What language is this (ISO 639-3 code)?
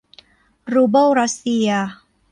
tha